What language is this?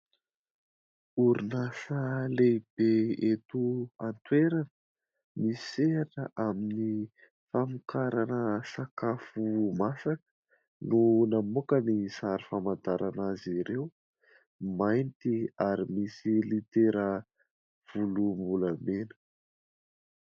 Malagasy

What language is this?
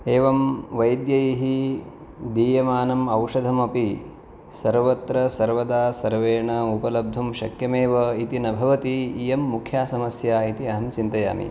Sanskrit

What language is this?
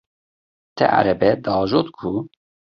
Kurdish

